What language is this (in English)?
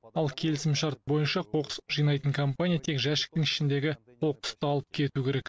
Kazakh